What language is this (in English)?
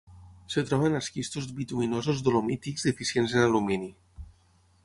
Catalan